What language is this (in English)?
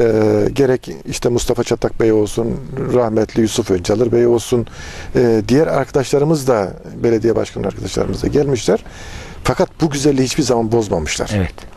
Turkish